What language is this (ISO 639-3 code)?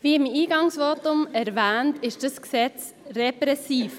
gsw